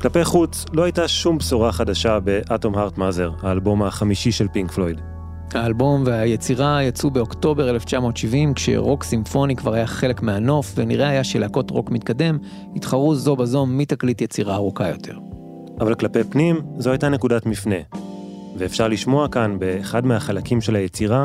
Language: Hebrew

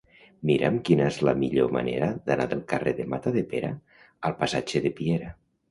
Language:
Catalan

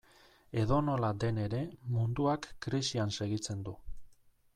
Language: Basque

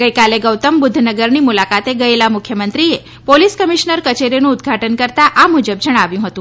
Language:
Gujarati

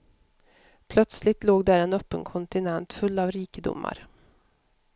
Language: Swedish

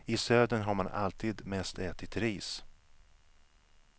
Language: Swedish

